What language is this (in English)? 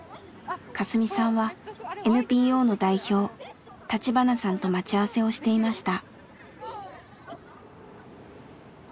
Japanese